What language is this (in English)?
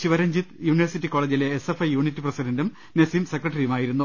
Malayalam